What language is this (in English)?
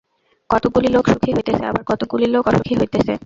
Bangla